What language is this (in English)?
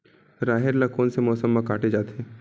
Chhattisgarhi